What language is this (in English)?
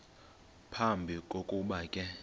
Xhosa